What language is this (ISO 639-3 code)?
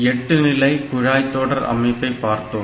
tam